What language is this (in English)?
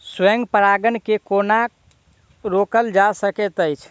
Maithili